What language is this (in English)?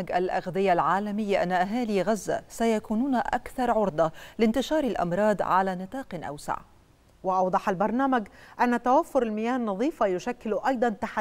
Arabic